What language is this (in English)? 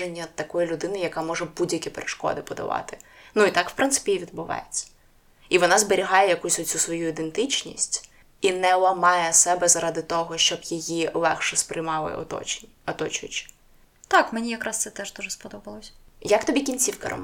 Ukrainian